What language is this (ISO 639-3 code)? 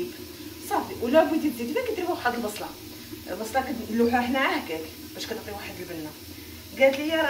ara